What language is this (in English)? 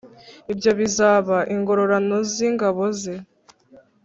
Kinyarwanda